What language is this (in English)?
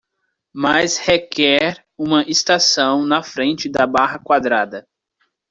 Portuguese